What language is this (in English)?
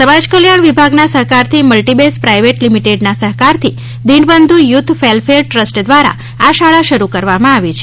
Gujarati